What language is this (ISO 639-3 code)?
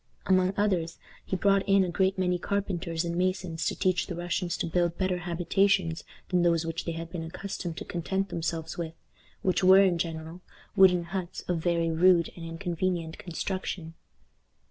eng